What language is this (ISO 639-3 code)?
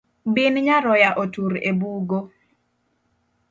luo